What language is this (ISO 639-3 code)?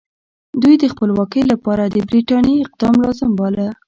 pus